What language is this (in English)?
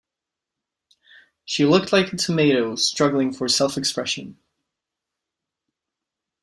English